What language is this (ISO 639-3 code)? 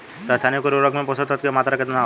bho